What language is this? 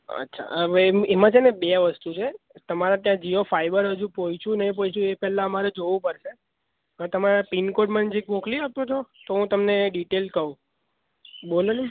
Gujarati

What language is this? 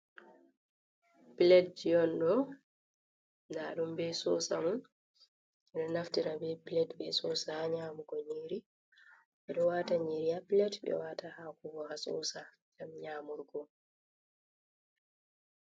Fula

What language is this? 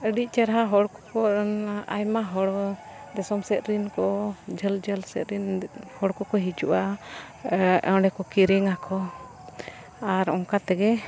Santali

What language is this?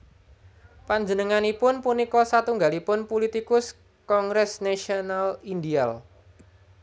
Javanese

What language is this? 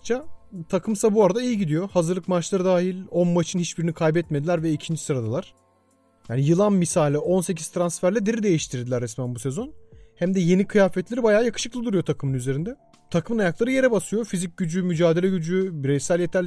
Turkish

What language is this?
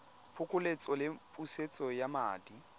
Tswana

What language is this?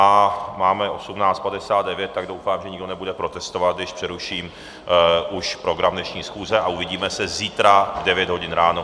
Czech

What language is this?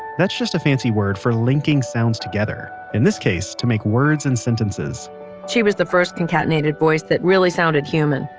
English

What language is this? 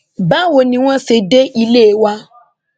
Yoruba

